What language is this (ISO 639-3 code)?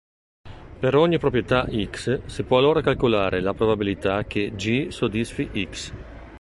ita